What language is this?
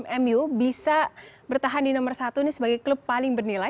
Indonesian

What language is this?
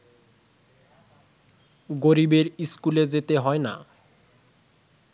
Bangla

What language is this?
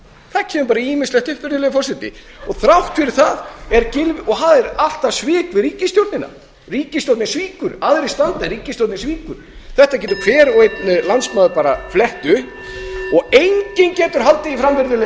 Icelandic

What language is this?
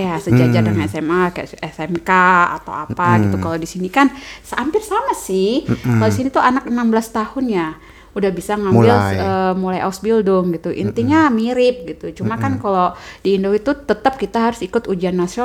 Indonesian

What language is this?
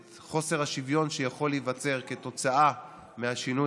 Hebrew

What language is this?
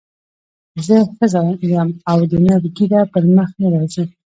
Pashto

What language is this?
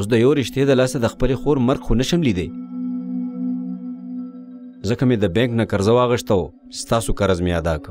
Arabic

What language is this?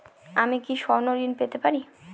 Bangla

